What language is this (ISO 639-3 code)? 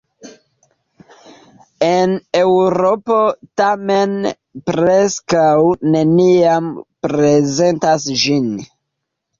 epo